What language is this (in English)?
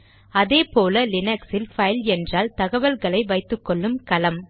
Tamil